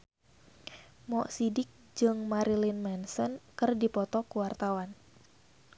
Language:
Sundanese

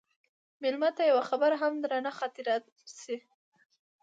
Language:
Pashto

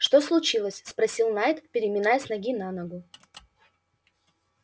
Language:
Russian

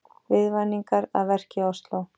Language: Icelandic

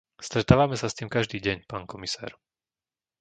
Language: Slovak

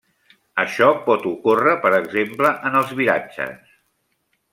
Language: Catalan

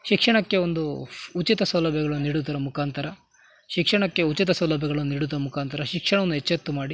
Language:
Kannada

